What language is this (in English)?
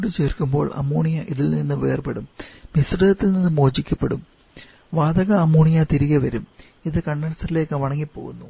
Malayalam